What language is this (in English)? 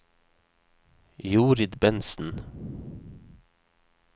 Norwegian